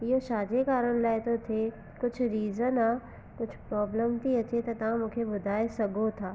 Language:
Sindhi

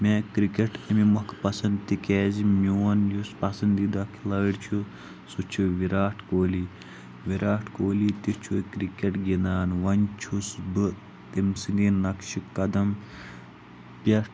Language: Kashmiri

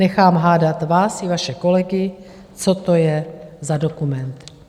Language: Czech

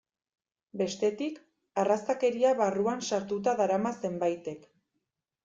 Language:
Basque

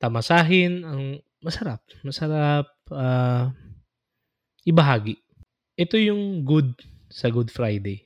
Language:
Filipino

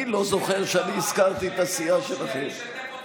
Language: Hebrew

